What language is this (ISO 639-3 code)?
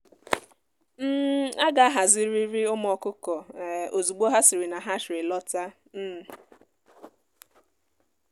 ibo